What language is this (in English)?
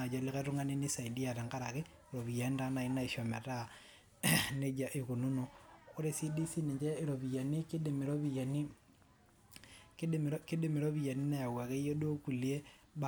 Masai